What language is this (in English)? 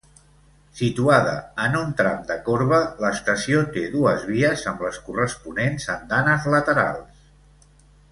Catalan